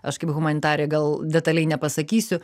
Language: Lithuanian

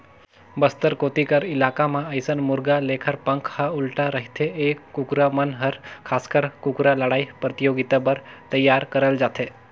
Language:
Chhattisgarhi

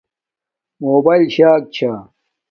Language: Domaaki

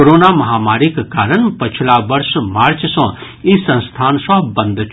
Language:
Maithili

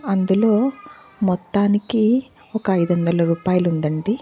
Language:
Telugu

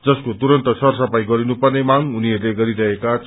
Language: Nepali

